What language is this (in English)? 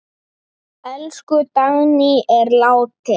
Icelandic